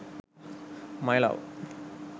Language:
Sinhala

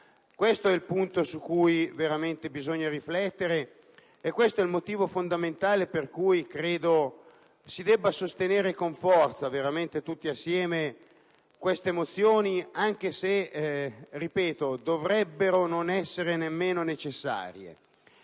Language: Italian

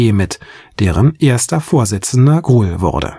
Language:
German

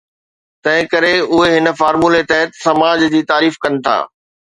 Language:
Sindhi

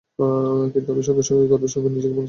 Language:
Bangla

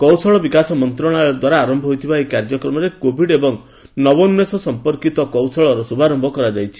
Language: Odia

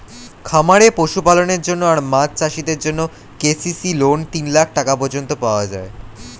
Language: Bangla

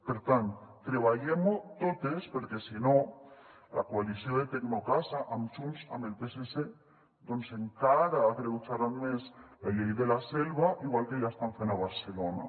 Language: Catalan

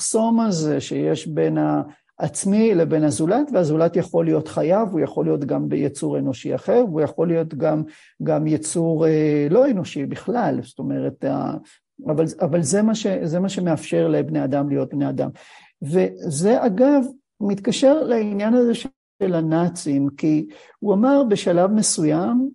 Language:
Hebrew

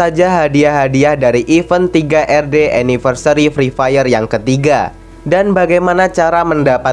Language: Indonesian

